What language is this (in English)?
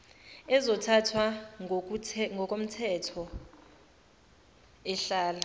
Zulu